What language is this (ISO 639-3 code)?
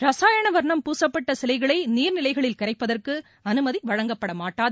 tam